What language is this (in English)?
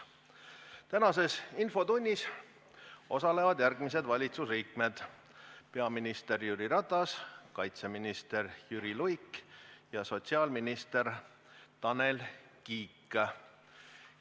Estonian